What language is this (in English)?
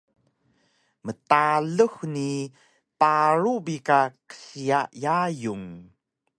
Taroko